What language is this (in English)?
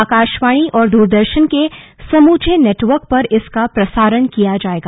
Hindi